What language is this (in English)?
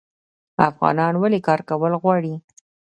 Pashto